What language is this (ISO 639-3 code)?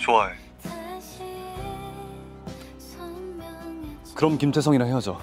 kor